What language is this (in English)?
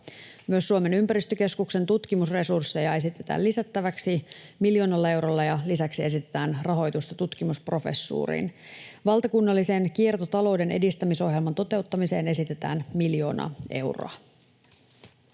Finnish